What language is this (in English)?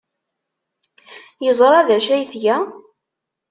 Kabyle